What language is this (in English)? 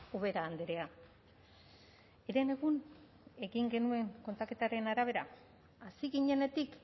Basque